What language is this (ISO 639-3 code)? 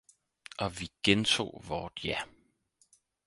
dan